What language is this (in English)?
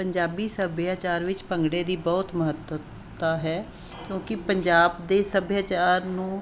Punjabi